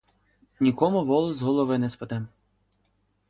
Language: Ukrainian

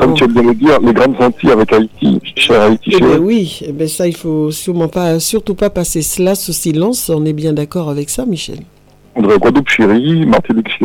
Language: French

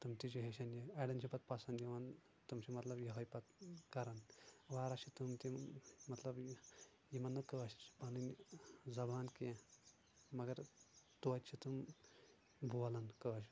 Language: Kashmiri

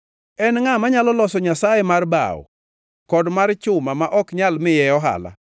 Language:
Luo (Kenya and Tanzania)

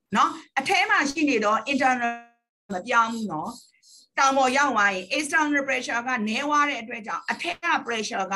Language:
Thai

